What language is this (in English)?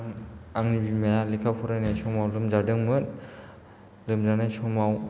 Bodo